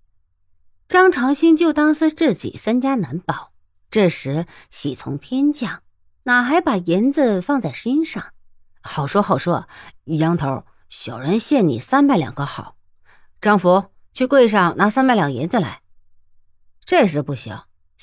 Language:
Chinese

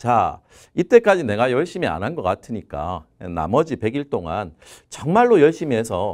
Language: Korean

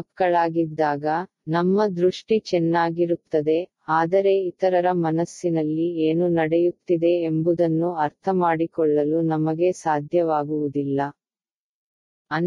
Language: Tamil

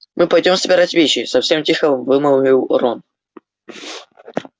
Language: Russian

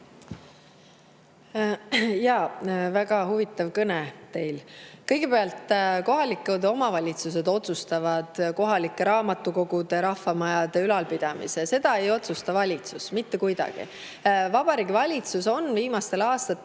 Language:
Estonian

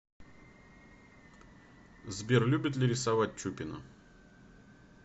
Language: Russian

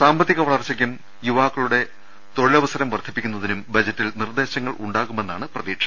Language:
Malayalam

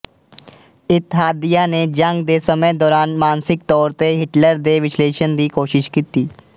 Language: Punjabi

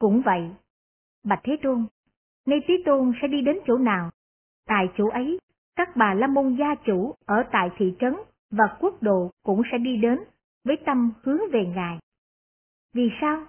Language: Vietnamese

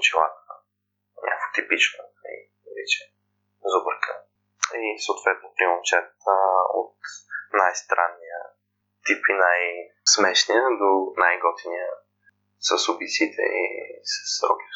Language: Bulgarian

